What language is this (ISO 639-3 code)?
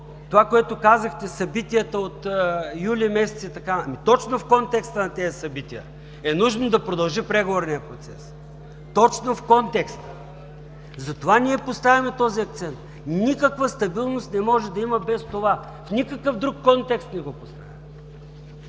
bul